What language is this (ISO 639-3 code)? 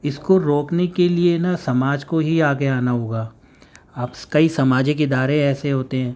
urd